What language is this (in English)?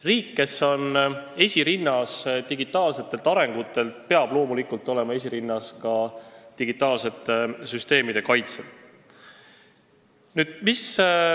Estonian